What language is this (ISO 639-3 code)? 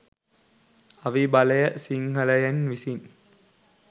sin